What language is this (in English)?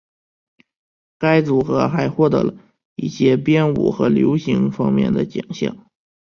Chinese